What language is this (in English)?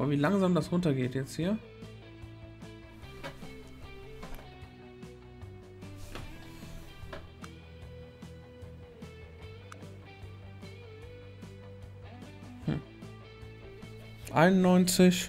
German